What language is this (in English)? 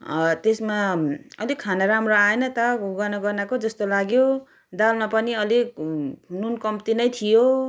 Nepali